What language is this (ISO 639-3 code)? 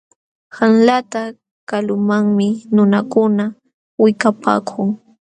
qxw